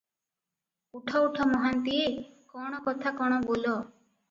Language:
Odia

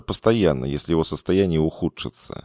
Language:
Russian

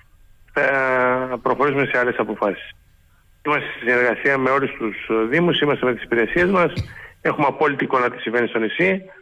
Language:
Greek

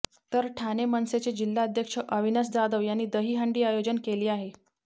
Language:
Marathi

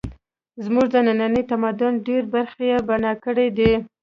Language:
Pashto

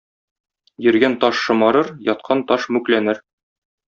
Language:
Tatar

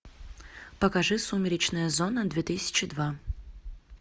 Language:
Russian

